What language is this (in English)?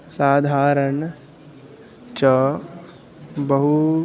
Sanskrit